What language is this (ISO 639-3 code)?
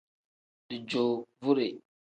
kdh